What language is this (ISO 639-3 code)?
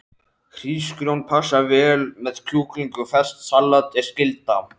isl